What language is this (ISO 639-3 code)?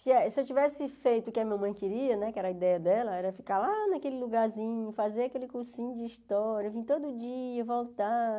por